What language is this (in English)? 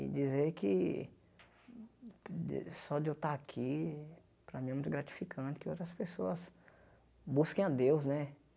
Portuguese